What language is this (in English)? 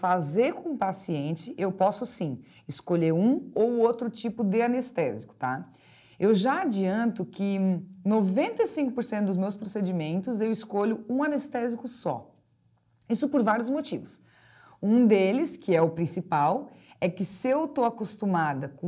Portuguese